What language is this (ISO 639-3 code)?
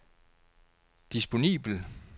dan